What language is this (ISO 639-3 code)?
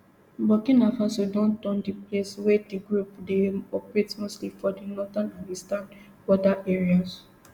pcm